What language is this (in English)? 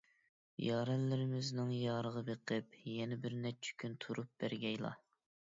Uyghur